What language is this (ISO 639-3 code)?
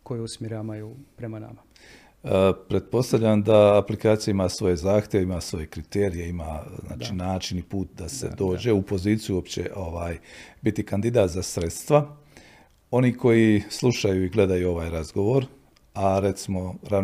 hrv